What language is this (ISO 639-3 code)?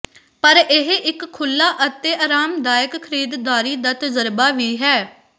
pan